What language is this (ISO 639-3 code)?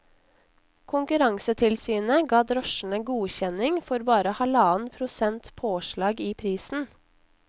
nor